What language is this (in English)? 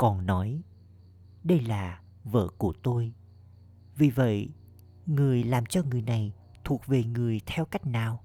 Vietnamese